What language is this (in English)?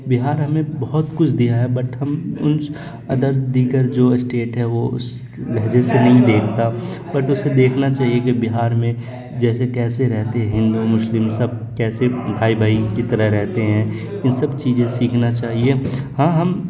Urdu